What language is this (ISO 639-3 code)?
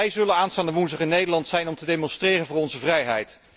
nld